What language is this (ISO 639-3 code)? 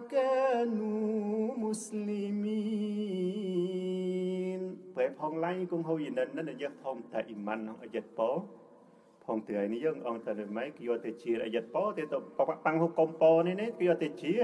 tha